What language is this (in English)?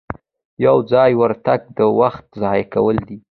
Pashto